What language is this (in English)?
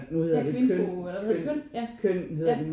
Danish